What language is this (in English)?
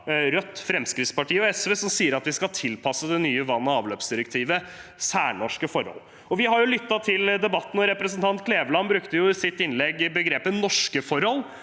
Norwegian